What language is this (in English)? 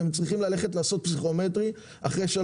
Hebrew